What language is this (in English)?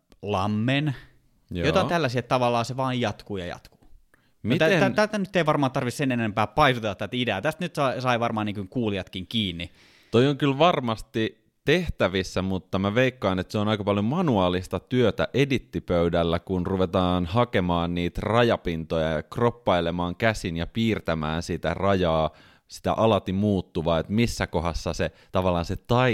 Finnish